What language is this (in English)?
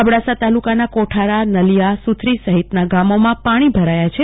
Gujarati